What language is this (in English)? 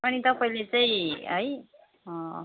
Nepali